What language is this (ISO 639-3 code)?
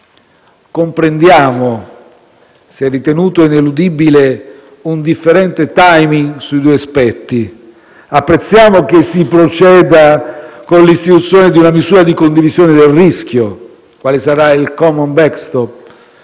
ita